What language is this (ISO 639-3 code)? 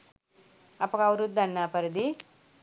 sin